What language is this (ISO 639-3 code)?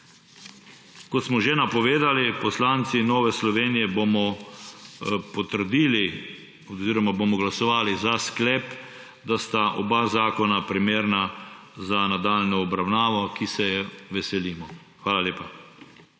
slv